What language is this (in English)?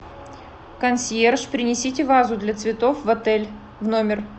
Russian